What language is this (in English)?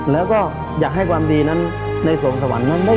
Thai